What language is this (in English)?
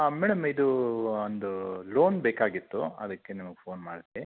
Kannada